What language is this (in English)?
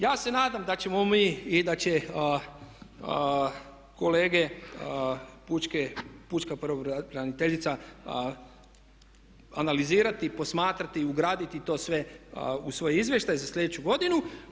Croatian